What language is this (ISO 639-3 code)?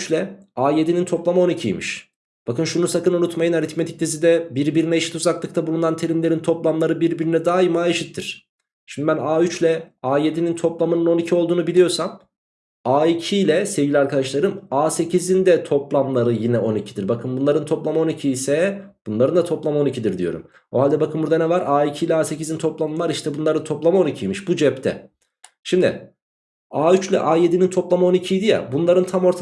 tur